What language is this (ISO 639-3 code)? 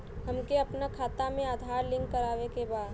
bho